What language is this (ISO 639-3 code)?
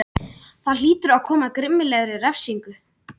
isl